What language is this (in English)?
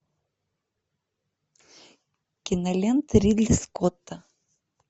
Russian